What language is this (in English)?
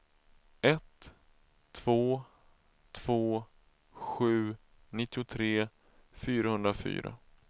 Swedish